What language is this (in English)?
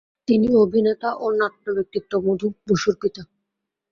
Bangla